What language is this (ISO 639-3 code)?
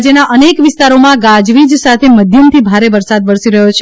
guj